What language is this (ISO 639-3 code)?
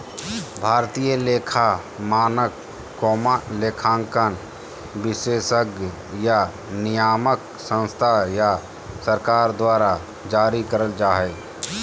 mag